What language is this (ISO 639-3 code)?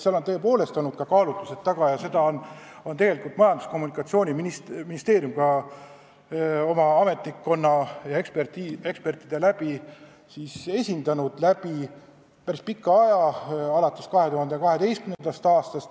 est